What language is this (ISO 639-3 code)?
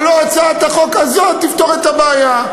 heb